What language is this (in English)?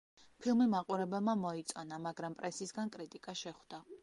Georgian